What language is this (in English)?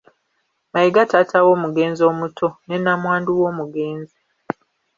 Ganda